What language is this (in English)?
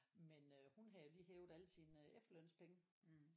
Danish